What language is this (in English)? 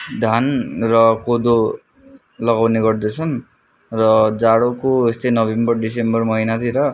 Nepali